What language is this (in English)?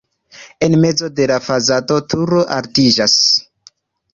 Esperanto